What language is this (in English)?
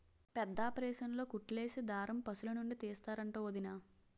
Telugu